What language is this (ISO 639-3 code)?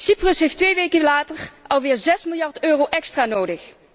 nld